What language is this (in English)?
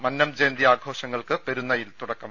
Malayalam